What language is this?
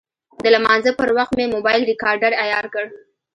Pashto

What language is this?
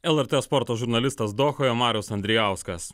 Lithuanian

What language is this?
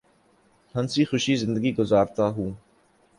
Urdu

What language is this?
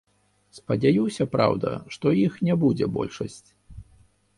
Belarusian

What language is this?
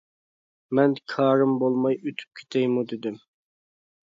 Uyghur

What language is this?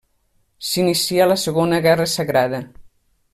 Catalan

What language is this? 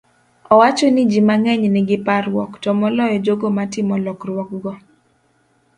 Luo (Kenya and Tanzania)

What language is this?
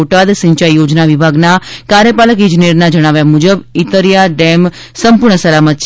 Gujarati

